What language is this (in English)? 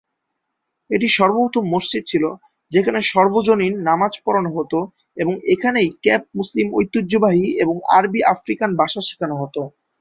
Bangla